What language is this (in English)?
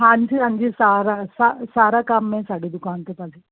Punjabi